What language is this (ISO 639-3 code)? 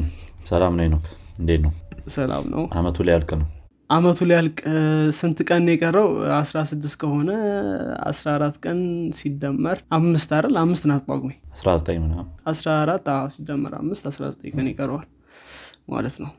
amh